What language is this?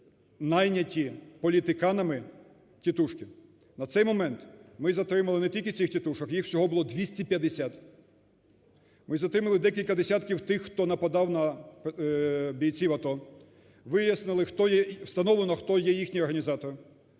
Ukrainian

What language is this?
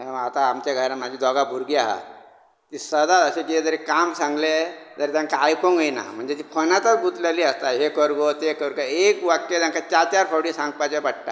Konkani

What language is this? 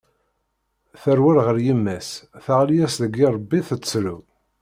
Kabyle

